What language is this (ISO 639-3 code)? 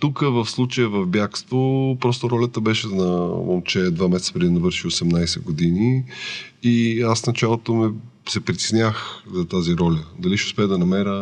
bul